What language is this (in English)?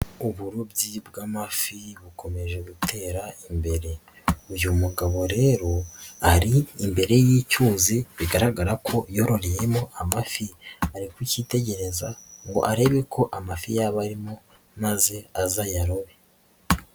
Kinyarwanda